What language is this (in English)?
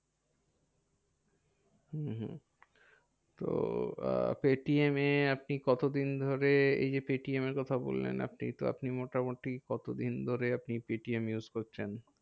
Bangla